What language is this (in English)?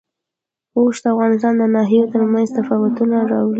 Pashto